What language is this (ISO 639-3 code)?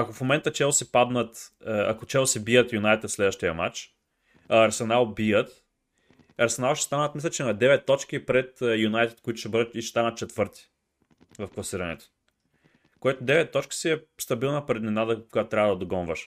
bul